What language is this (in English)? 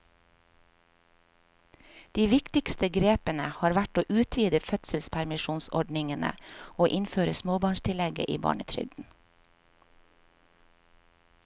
Norwegian